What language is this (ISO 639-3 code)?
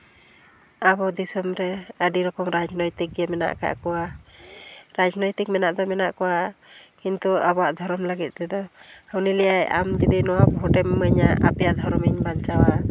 sat